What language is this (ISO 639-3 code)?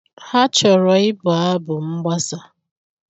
ibo